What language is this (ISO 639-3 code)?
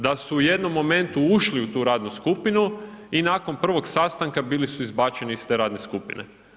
hrv